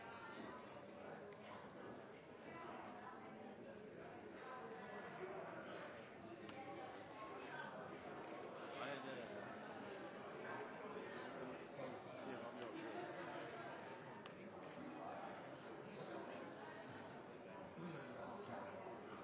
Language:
Norwegian Bokmål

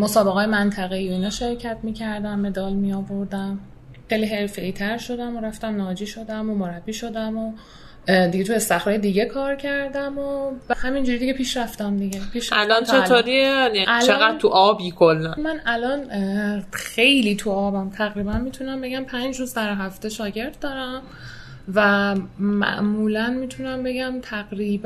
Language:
Persian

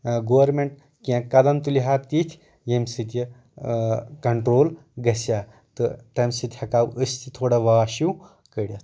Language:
Kashmiri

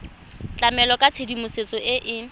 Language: Tswana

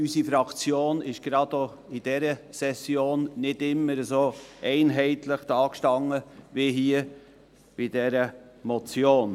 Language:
Swiss German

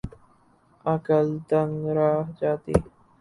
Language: Urdu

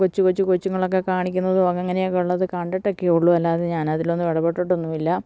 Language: Malayalam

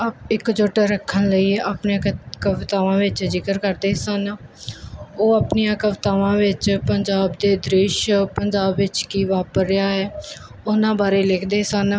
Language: Punjabi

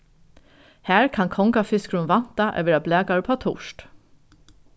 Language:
Faroese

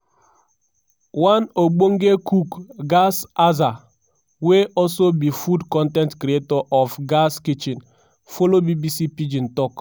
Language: Nigerian Pidgin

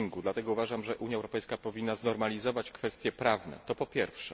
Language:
Polish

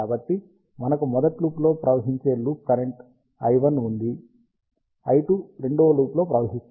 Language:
Telugu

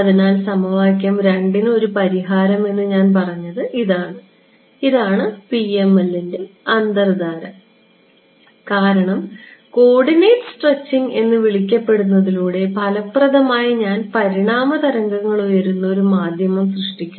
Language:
Malayalam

